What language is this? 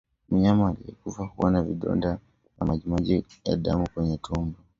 Swahili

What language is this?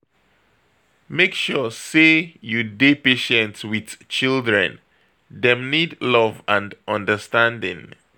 Nigerian Pidgin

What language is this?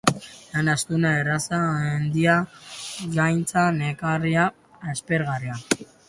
Basque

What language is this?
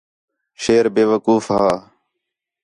Khetrani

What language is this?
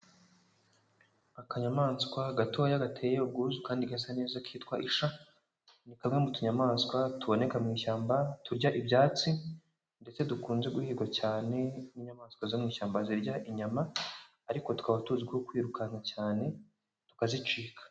Kinyarwanda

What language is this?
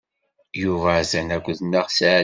Kabyle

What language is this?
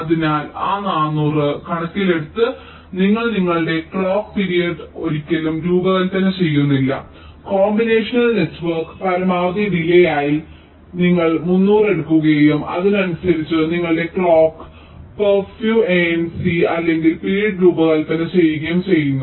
Malayalam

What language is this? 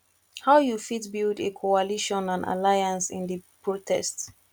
Nigerian Pidgin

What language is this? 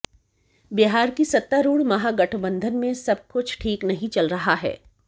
Hindi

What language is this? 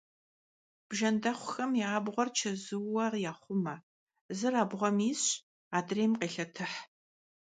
Kabardian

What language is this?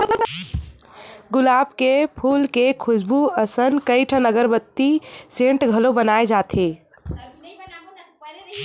Chhattisgarhi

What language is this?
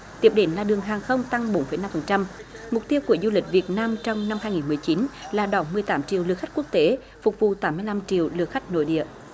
Vietnamese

